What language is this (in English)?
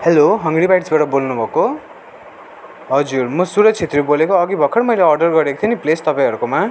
Nepali